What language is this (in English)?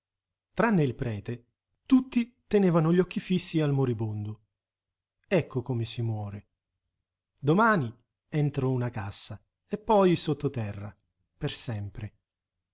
Italian